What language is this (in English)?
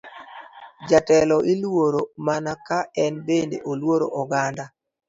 Luo (Kenya and Tanzania)